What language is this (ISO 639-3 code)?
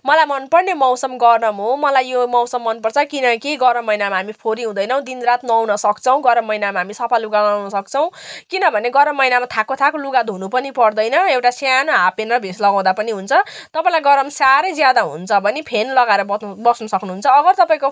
nep